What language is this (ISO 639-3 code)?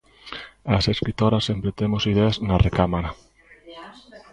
glg